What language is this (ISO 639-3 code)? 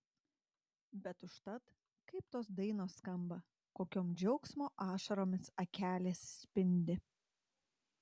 lit